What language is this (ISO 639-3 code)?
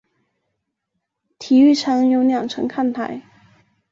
zho